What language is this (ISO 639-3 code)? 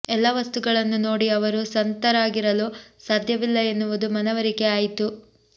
kan